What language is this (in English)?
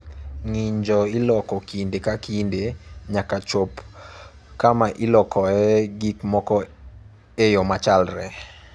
Luo (Kenya and Tanzania)